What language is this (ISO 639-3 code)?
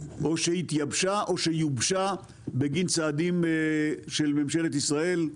heb